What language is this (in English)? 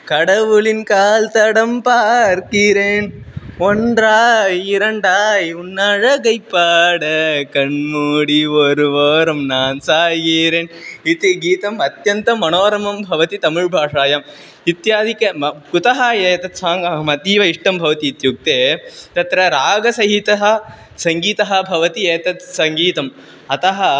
Sanskrit